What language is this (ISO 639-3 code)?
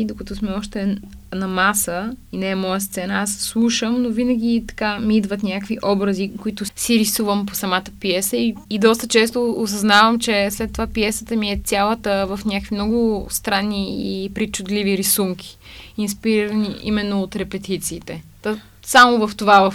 bul